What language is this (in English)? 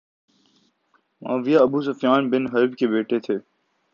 Urdu